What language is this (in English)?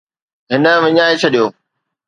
Sindhi